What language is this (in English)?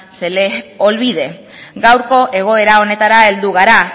Basque